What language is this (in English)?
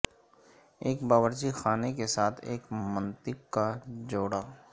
Urdu